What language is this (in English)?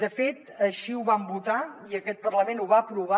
Catalan